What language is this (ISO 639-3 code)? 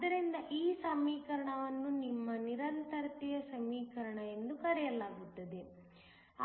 kan